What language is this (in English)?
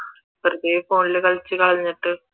Malayalam